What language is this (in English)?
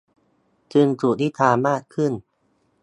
Thai